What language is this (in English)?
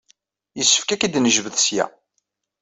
Kabyle